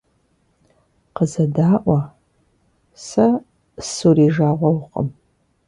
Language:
Kabardian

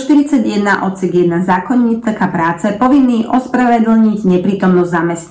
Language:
Slovak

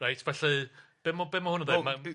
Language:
Welsh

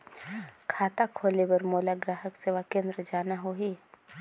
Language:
Chhattisgarhi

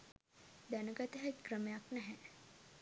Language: Sinhala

